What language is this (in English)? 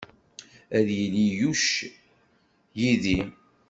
Kabyle